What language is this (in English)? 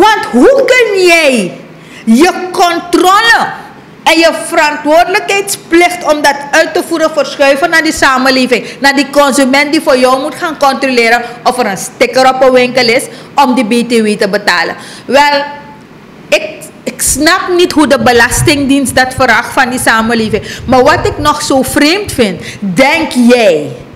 Dutch